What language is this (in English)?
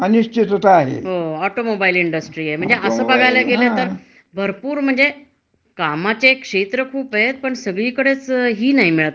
Marathi